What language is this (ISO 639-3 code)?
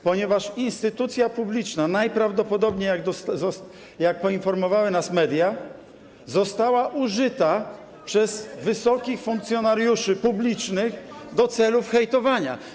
pol